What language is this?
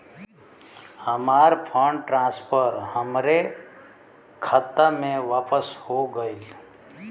Bhojpuri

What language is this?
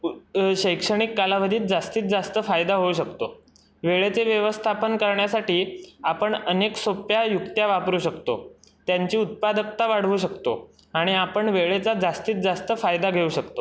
Marathi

